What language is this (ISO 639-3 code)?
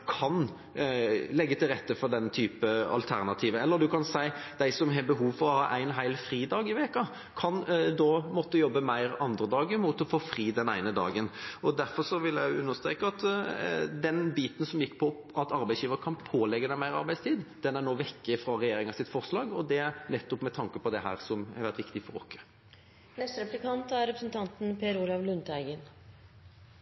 nob